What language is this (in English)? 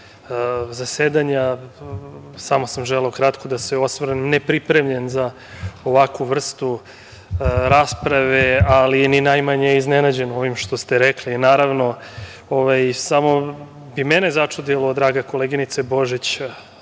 Serbian